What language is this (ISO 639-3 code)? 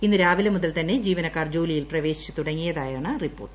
mal